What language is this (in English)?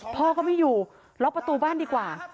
Thai